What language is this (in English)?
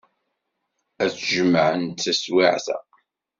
Kabyle